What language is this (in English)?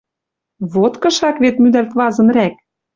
Western Mari